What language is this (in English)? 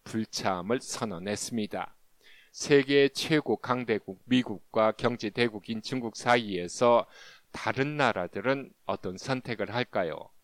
Korean